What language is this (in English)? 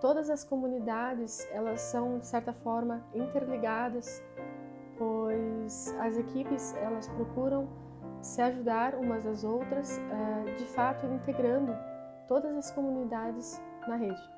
Portuguese